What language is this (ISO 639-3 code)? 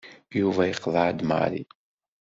kab